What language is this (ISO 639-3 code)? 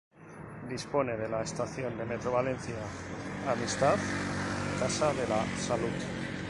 spa